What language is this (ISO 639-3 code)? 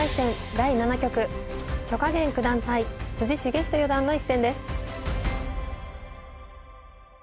jpn